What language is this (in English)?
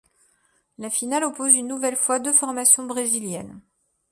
French